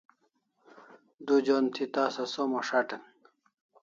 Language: Kalasha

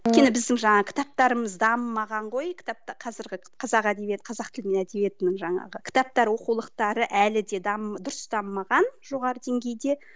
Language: Kazakh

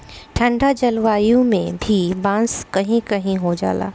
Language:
Bhojpuri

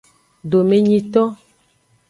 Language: Aja (Benin)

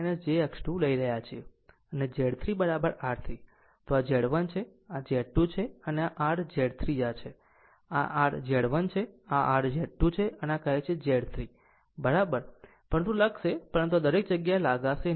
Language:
Gujarati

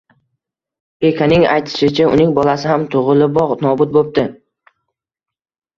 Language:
Uzbek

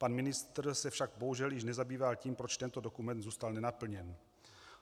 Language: Czech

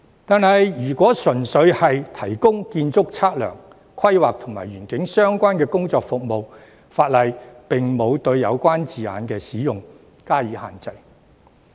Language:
Cantonese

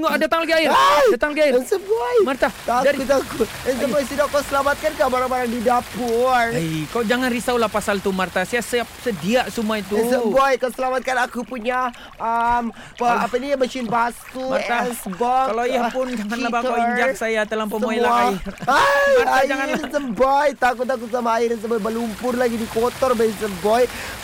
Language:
Malay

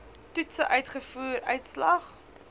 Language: Afrikaans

